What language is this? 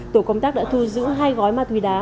Vietnamese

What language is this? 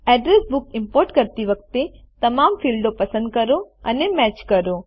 Gujarati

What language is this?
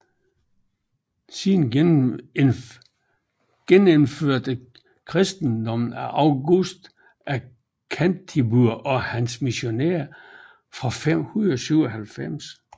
Danish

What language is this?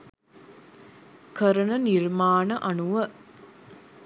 Sinhala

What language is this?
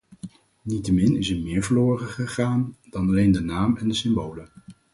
Dutch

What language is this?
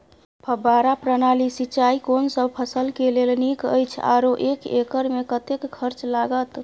Maithili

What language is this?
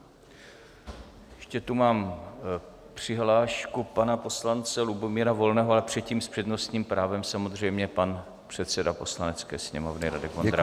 Czech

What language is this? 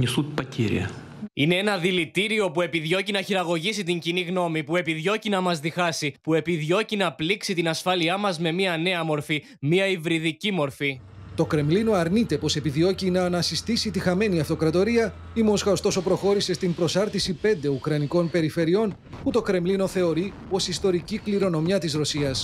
Greek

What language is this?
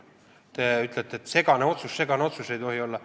Estonian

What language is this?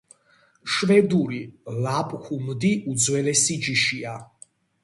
Georgian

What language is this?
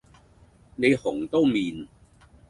Cantonese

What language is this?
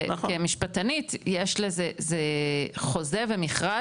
Hebrew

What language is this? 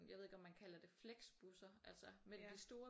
Danish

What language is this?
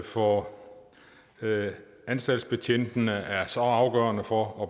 Danish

